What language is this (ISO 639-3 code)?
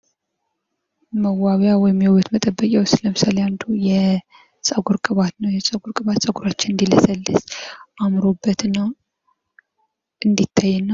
amh